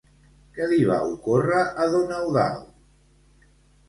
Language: Catalan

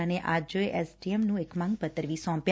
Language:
Punjabi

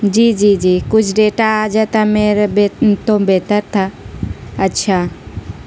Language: Urdu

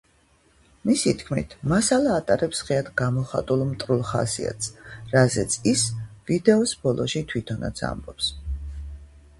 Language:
Georgian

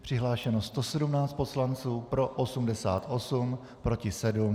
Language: Czech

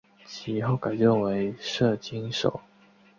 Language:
Chinese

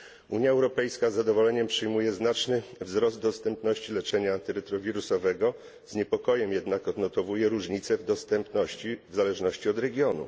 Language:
Polish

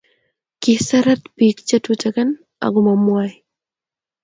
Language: Kalenjin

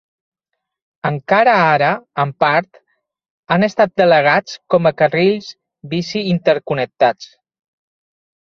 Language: Catalan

